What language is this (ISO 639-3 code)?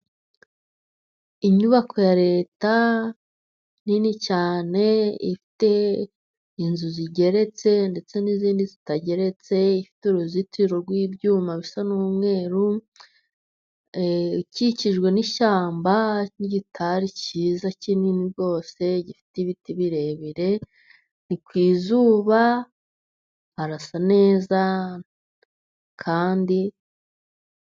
kin